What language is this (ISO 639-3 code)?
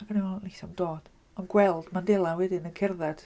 cym